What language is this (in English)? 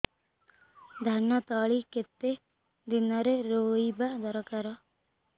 Odia